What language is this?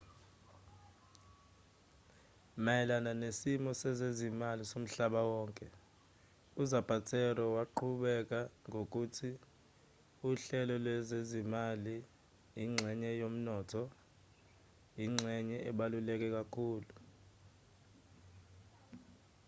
Zulu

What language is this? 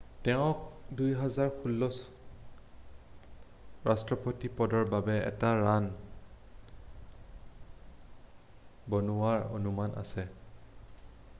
Assamese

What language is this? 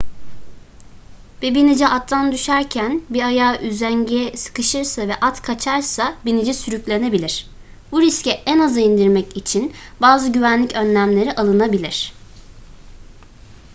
Turkish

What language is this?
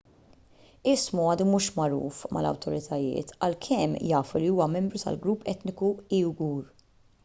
Maltese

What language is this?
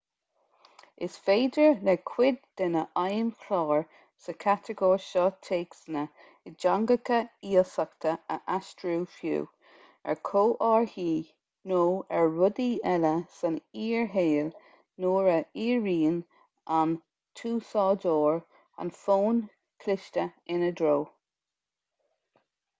Irish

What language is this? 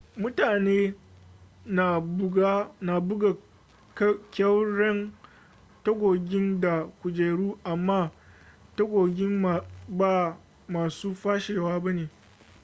Hausa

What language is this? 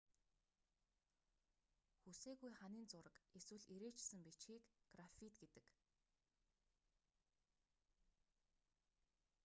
Mongolian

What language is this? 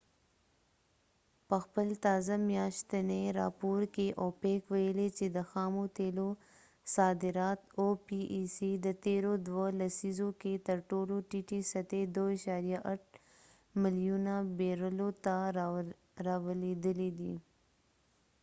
Pashto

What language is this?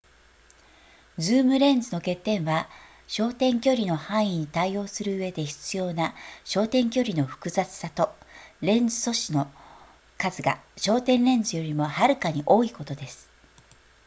Japanese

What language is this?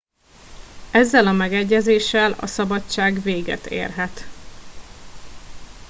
Hungarian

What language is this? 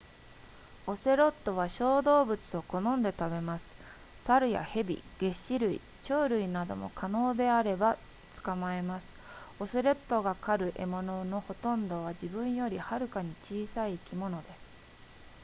Japanese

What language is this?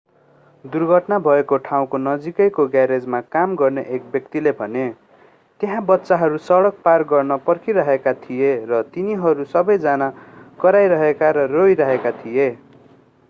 Nepali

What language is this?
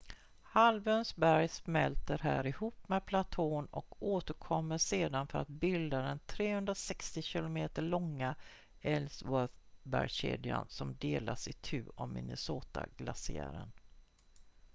Swedish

